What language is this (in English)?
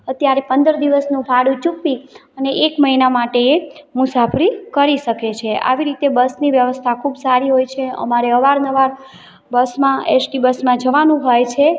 Gujarati